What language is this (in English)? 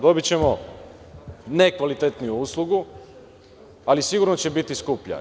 Serbian